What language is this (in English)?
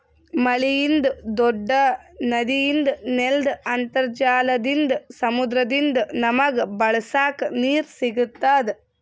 Kannada